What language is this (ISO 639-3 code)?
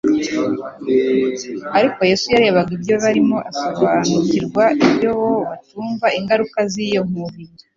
kin